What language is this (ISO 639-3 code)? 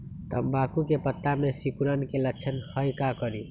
mag